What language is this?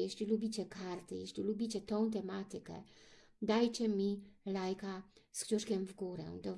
Polish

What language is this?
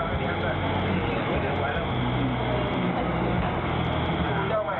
Thai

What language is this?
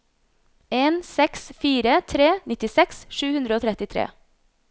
Norwegian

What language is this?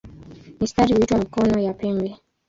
Swahili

